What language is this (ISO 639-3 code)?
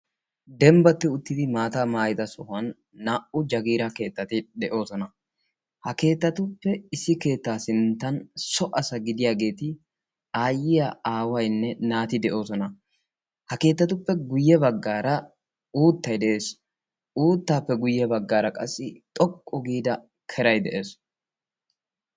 wal